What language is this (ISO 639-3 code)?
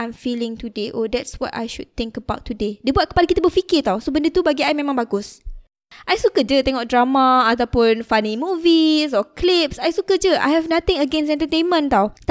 msa